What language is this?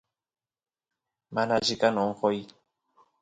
Santiago del Estero Quichua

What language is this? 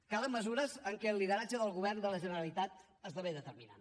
Catalan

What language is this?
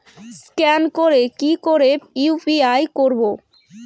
Bangla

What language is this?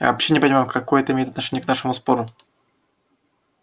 Russian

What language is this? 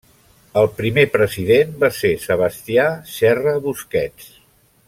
Catalan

